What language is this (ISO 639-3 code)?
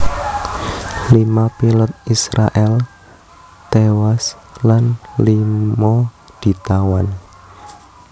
jav